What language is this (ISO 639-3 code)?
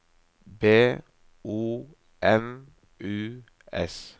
nor